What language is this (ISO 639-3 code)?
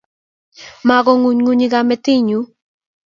kln